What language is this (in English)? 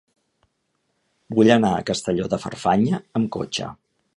Catalan